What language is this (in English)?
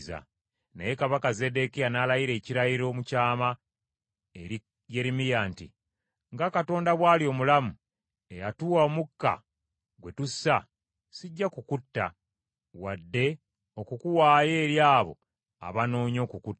Ganda